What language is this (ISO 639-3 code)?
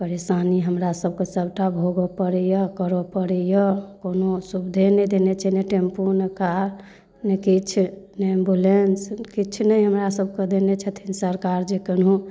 mai